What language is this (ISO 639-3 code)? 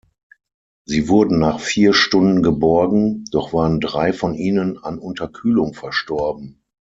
deu